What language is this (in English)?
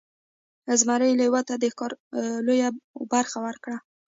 Pashto